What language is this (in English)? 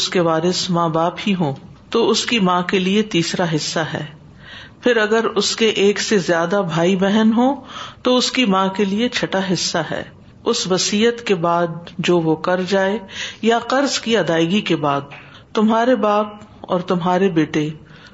Urdu